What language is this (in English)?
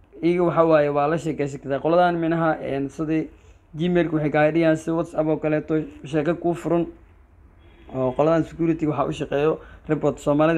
Arabic